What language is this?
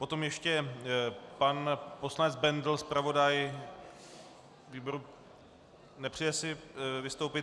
Czech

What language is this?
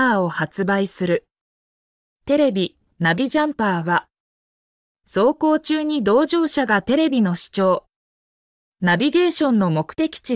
Japanese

